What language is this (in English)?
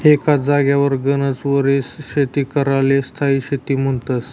Marathi